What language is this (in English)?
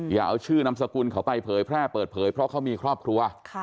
Thai